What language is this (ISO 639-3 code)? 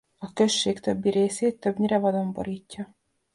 hun